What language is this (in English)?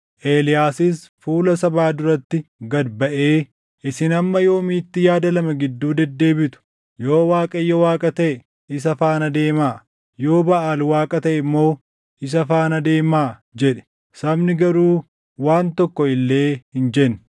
Oromo